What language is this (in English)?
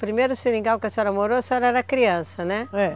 Portuguese